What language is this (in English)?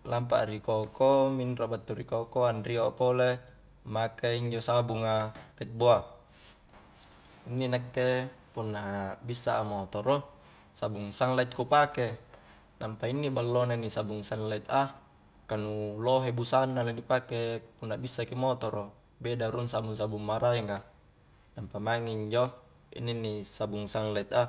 Highland Konjo